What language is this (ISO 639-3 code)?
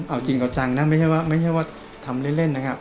tha